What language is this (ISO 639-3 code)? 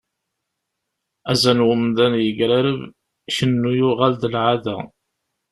kab